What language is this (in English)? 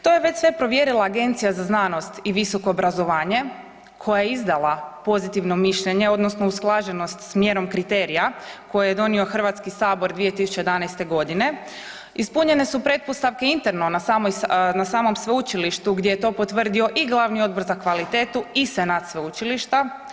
Croatian